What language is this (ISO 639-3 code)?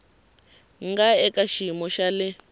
tso